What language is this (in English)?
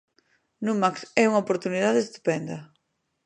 Galician